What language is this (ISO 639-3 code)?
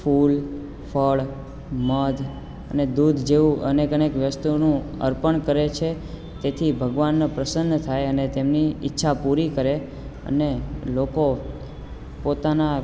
guj